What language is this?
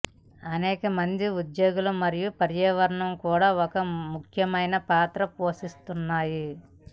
Telugu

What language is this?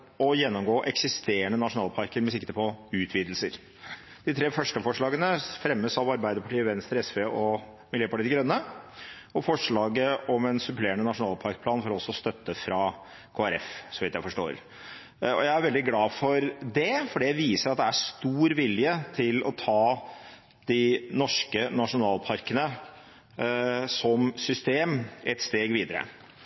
Norwegian Bokmål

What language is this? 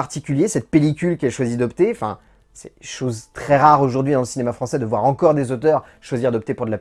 French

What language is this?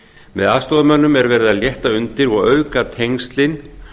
Icelandic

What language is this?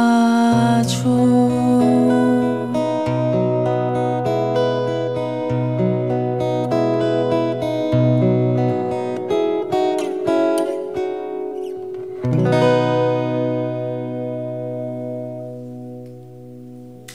Korean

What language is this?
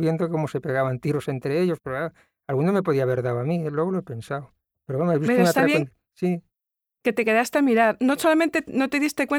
Spanish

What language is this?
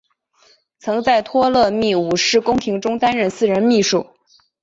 Chinese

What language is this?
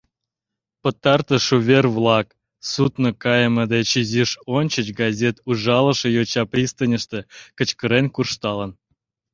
Mari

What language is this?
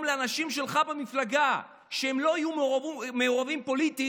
Hebrew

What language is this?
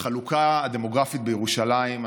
Hebrew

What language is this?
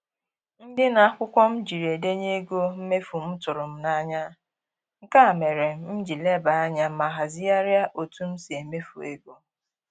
Igbo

